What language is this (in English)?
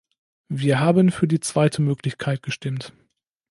German